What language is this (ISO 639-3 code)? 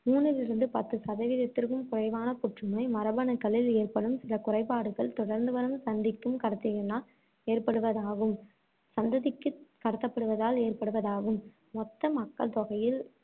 tam